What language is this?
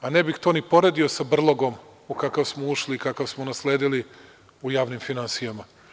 Serbian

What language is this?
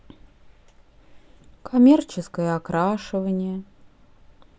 Russian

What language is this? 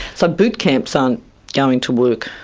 English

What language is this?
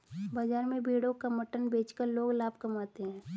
Hindi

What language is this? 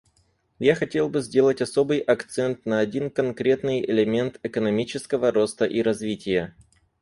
Russian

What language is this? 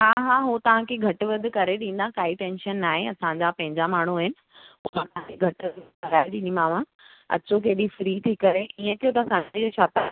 Sindhi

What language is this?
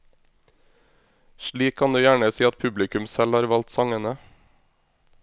Norwegian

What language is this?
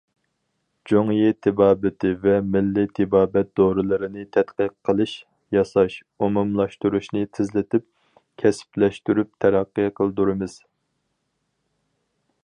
Uyghur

